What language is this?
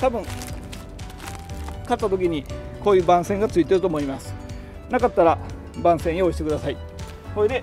Japanese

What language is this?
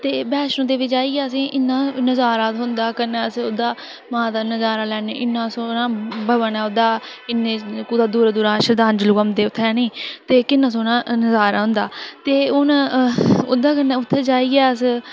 Dogri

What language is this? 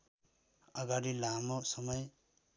Nepali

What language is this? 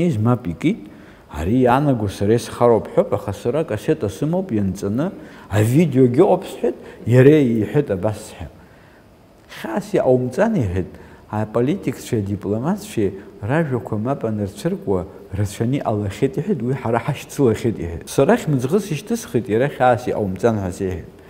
Arabic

